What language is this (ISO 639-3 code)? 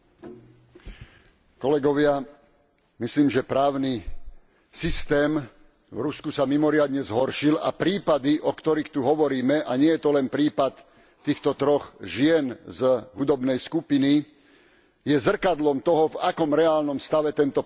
slk